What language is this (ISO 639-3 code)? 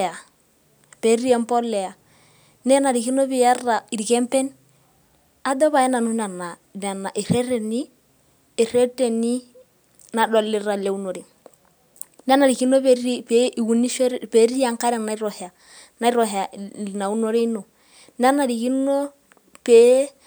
mas